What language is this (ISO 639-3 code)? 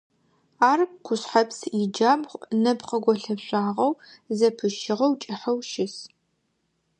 ady